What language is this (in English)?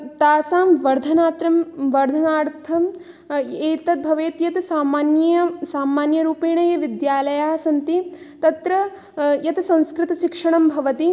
Sanskrit